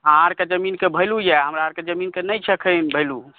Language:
Maithili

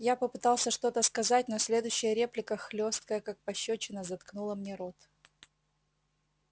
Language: Russian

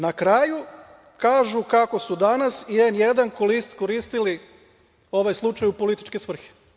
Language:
Serbian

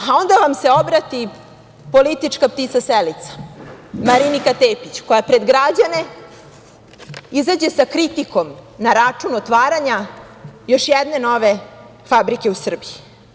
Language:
Serbian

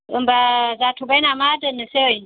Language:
Bodo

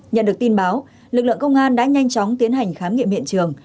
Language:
Vietnamese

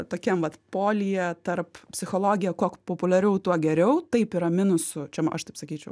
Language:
Lithuanian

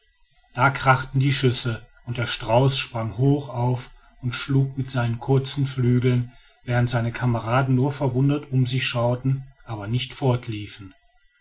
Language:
German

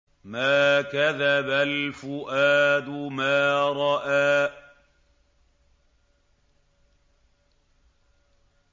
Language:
Arabic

